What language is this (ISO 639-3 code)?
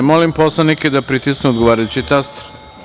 srp